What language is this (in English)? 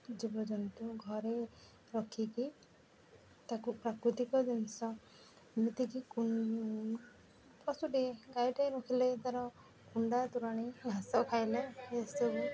Odia